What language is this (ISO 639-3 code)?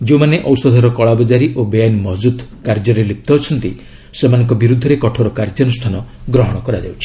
ori